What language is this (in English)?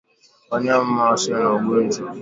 Swahili